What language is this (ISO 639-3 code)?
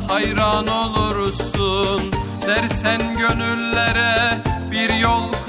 tur